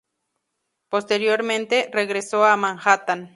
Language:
Spanish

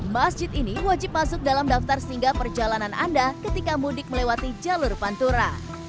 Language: Indonesian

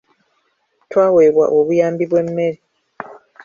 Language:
Ganda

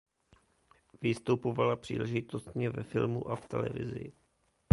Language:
Czech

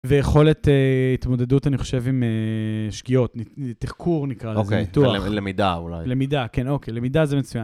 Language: Hebrew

